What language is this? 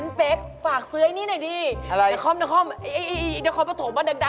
Thai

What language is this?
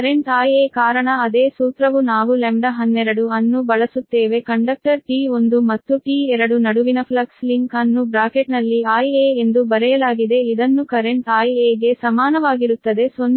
Kannada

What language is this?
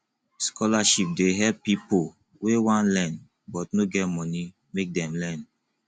Nigerian Pidgin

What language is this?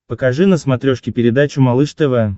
Russian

